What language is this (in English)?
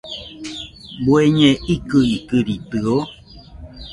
Nüpode Huitoto